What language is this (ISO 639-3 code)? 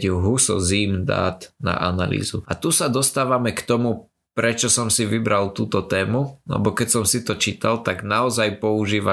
slk